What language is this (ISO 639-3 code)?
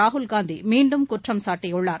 tam